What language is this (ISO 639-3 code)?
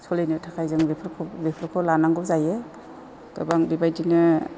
brx